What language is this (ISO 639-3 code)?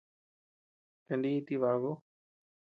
cux